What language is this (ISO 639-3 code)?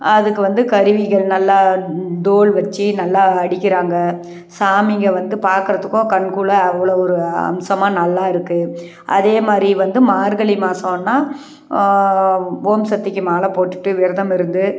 tam